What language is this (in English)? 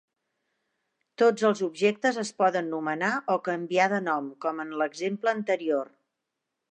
Catalan